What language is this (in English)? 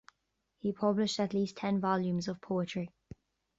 English